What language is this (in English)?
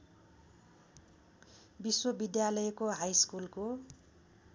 Nepali